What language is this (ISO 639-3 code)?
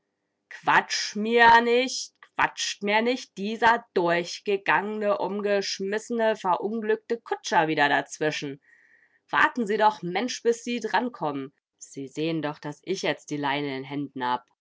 deu